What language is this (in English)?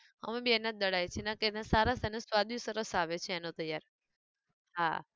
Gujarati